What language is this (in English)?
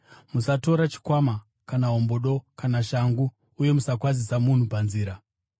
Shona